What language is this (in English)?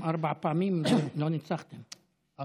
Hebrew